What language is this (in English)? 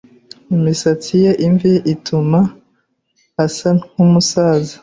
Kinyarwanda